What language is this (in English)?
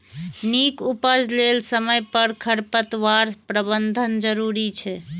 Maithili